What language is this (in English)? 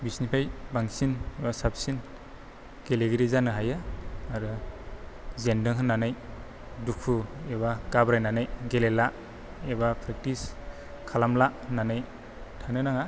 Bodo